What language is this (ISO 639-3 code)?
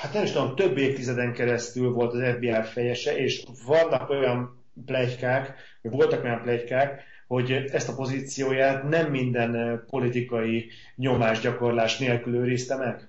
hun